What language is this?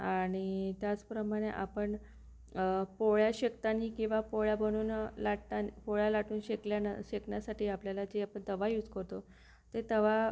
Marathi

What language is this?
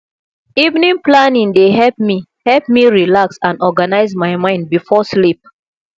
Nigerian Pidgin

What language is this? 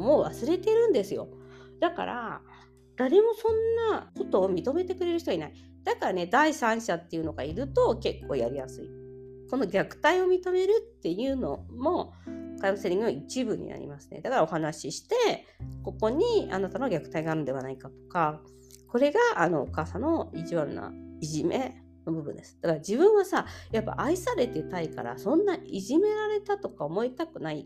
Japanese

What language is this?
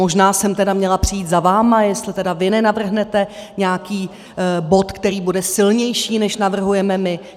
Czech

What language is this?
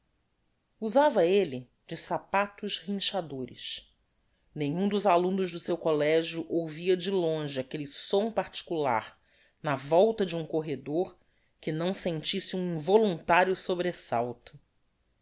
Portuguese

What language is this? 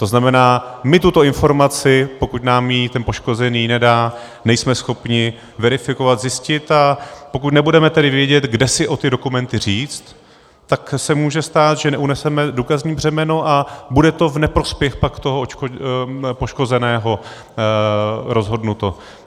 Czech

